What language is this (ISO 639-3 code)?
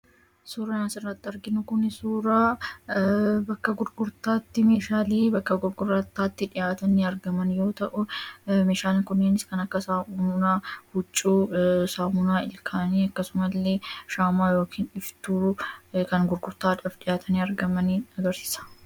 orm